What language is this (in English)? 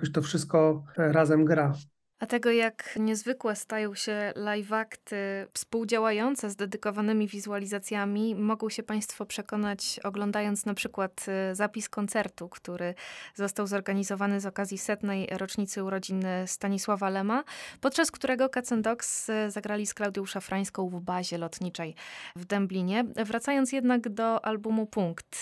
Polish